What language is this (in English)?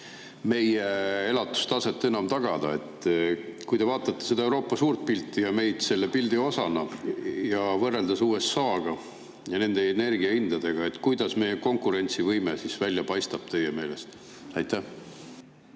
Estonian